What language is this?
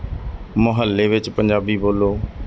Punjabi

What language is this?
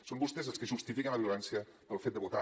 Catalan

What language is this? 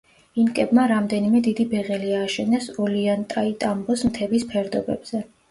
Georgian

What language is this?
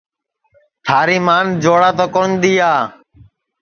Sansi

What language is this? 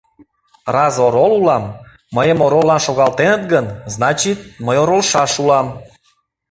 Mari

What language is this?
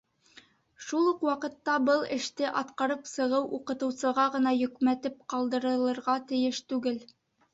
Bashkir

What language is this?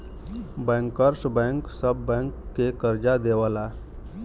Bhojpuri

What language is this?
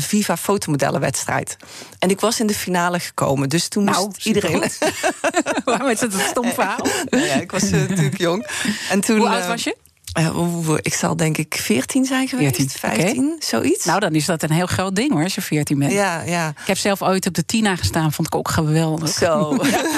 Dutch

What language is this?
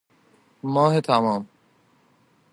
Persian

